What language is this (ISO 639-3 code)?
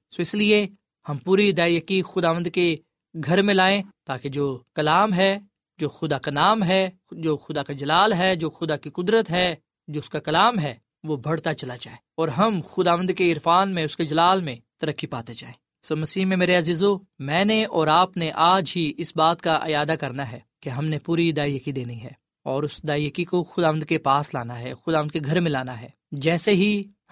urd